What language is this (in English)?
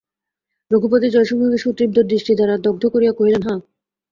Bangla